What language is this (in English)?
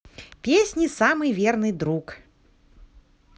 Russian